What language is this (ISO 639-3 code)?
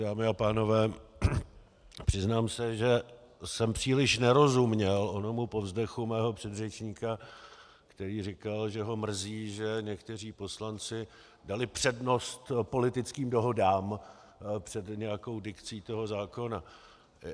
ces